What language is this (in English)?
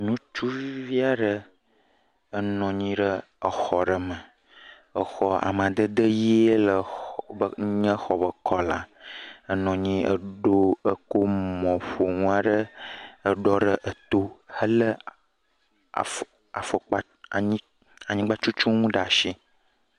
Ewe